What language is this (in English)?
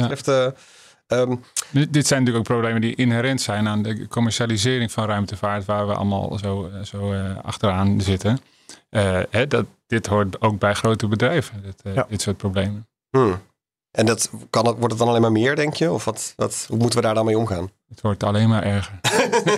Dutch